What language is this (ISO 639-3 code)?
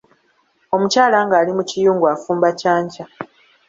lug